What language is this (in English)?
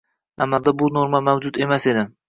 Uzbek